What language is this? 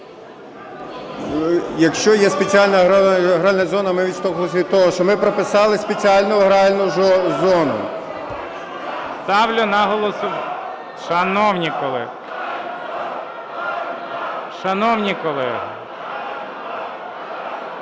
Ukrainian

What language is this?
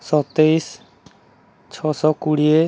Odia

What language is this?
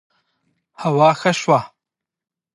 Pashto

